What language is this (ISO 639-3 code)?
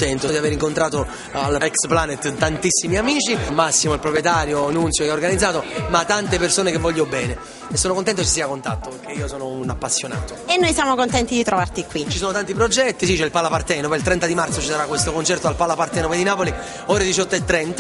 ita